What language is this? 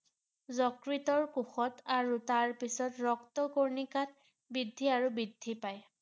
Assamese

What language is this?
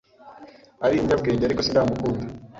Kinyarwanda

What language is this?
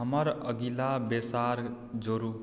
Maithili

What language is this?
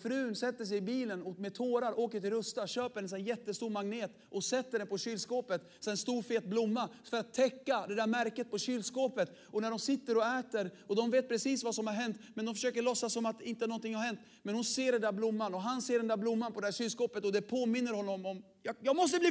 Swedish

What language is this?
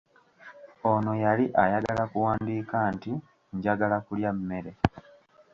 Ganda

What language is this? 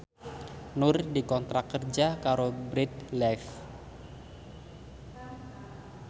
Javanese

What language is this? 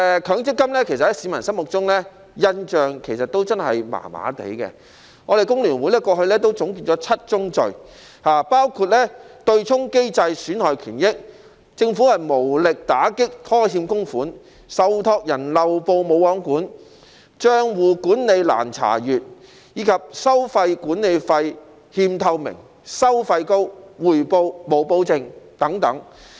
Cantonese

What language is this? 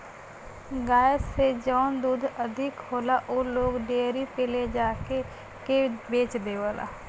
Bhojpuri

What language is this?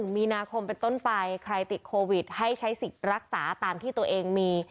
Thai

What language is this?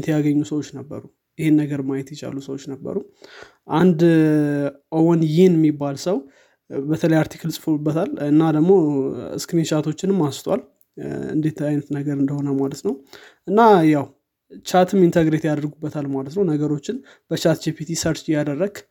Amharic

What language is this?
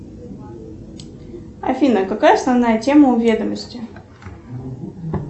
Russian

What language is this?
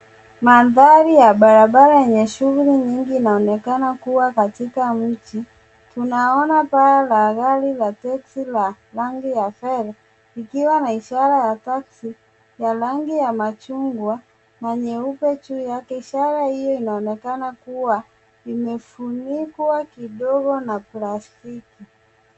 Swahili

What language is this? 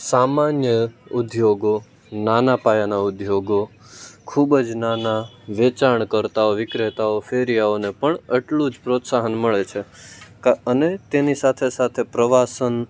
Gujarati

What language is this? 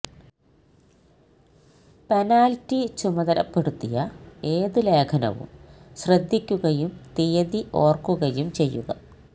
Malayalam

